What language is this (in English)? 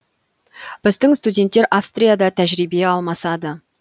Kazakh